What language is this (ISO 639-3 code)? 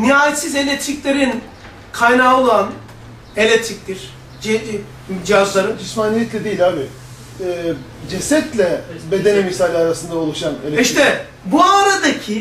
tur